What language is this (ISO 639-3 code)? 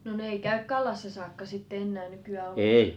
fin